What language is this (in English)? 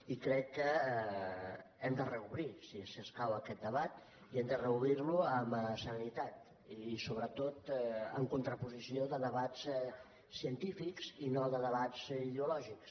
Catalan